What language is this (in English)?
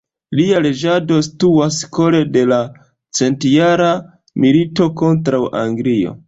Esperanto